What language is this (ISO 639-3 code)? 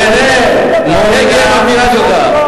heb